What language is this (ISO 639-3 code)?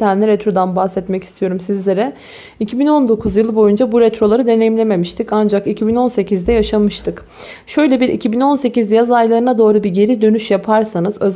tur